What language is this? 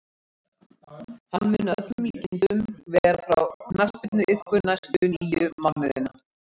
Icelandic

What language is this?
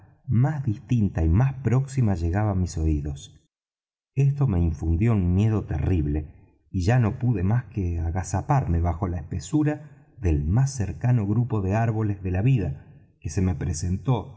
Spanish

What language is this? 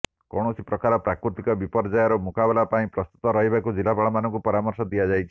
Odia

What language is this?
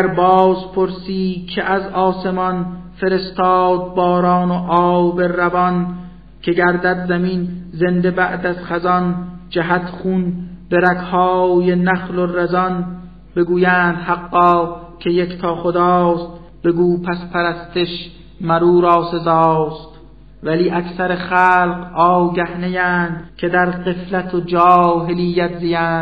Persian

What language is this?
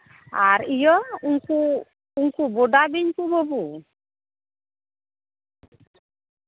Santali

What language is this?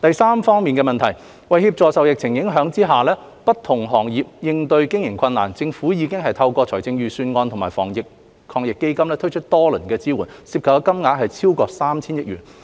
Cantonese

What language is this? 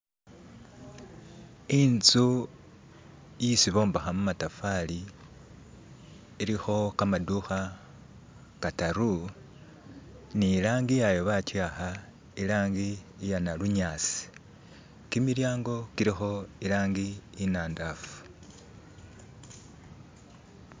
Masaaba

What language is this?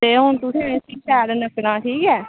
Dogri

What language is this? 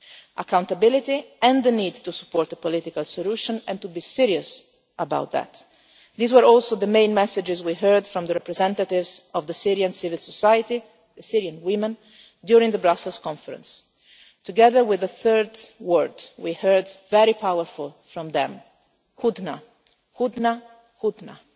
English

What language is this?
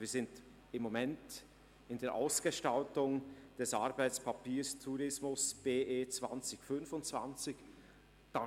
Swiss German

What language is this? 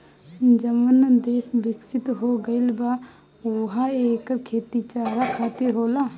Bhojpuri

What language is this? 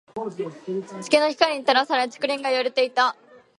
Japanese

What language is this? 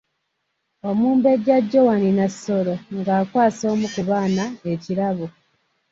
Ganda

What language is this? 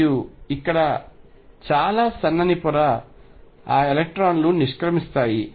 Telugu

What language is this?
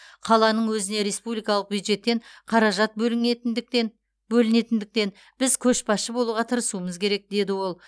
Kazakh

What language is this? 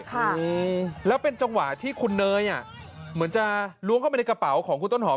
Thai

